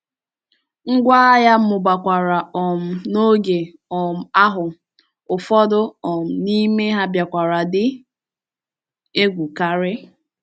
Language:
Igbo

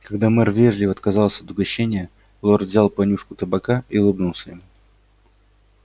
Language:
Russian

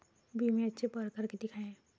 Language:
Marathi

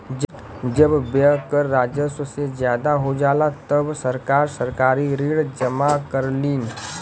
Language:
Bhojpuri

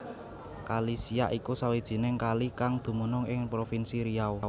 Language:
Javanese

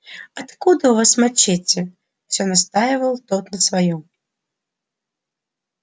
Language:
Russian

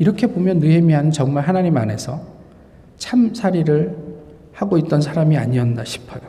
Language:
Korean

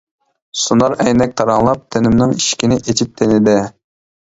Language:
Uyghur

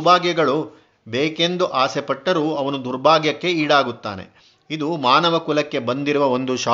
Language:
Kannada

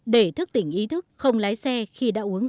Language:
Vietnamese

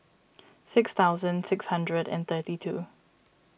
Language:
English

